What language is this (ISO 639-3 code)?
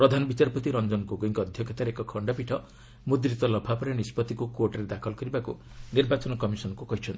ori